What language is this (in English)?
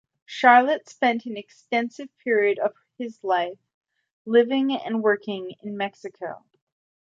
English